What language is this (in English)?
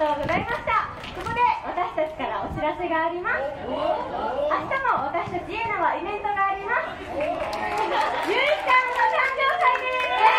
Japanese